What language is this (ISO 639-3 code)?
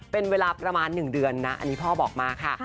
tha